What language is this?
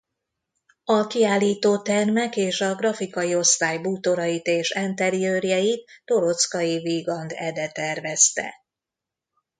Hungarian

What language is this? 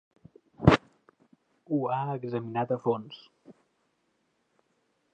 Catalan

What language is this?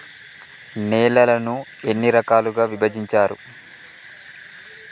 Telugu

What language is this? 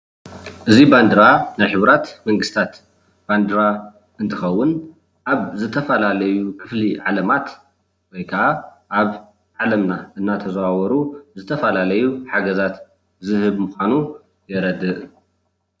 Tigrinya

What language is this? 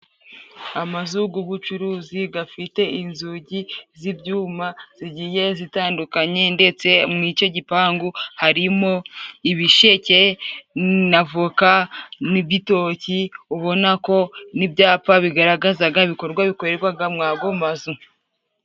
Kinyarwanda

